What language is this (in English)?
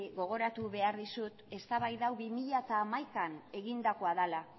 Basque